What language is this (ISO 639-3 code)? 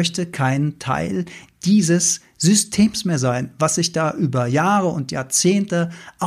deu